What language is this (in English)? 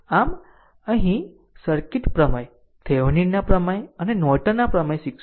Gujarati